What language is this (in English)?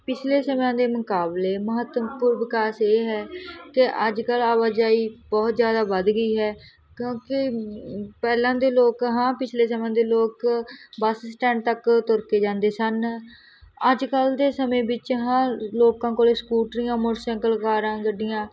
Punjabi